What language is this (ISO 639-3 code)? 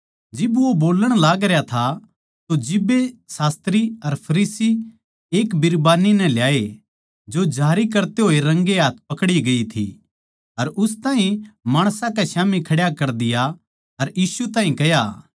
bgc